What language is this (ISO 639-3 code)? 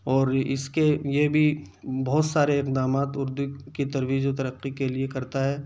urd